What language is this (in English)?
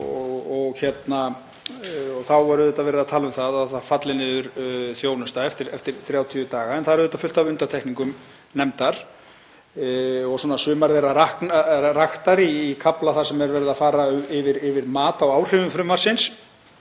Icelandic